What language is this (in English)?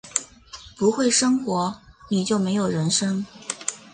Chinese